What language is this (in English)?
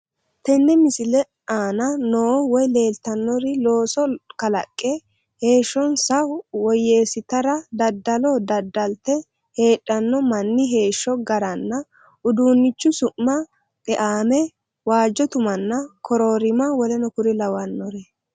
Sidamo